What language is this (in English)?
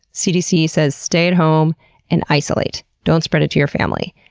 English